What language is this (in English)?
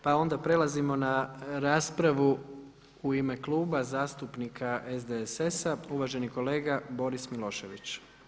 Croatian